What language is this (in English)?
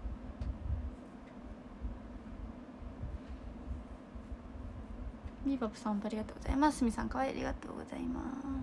Japanese